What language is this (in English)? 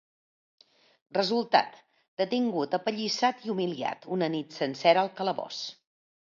Catalan